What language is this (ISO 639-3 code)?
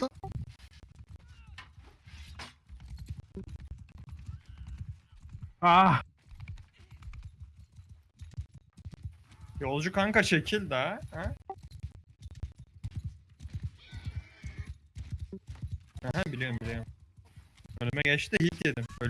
tur